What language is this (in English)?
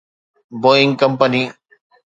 Sindhi